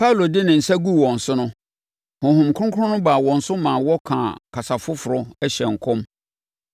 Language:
Akan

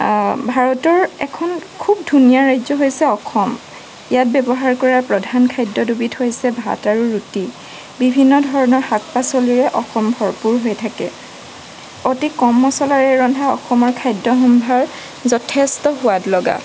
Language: Assamese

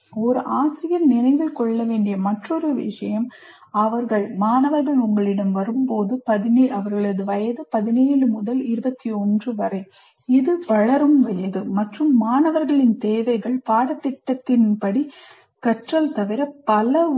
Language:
Tamil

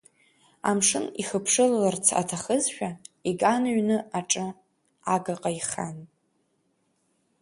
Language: Abkhazian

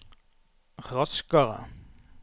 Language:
Norwegian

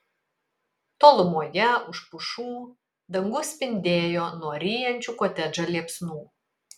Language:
Lithuanian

